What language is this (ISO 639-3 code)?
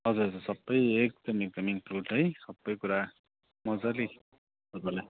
nep